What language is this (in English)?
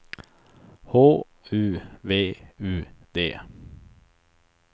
Swedish